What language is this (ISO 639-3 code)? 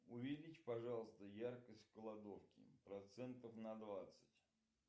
rus